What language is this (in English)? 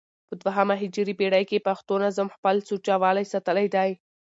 Pashto